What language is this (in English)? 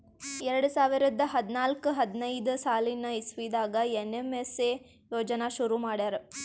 Kannada